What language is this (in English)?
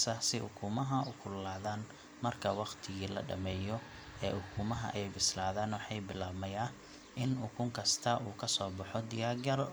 Somali